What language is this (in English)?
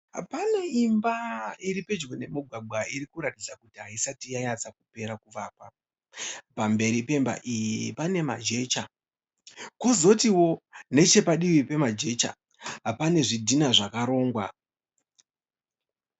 Shona